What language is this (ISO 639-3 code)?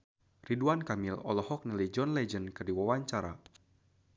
sun